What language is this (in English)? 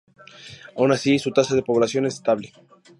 Spanish